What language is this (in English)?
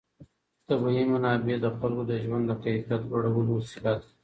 Pashto